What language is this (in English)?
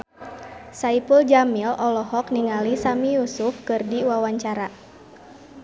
Sundanese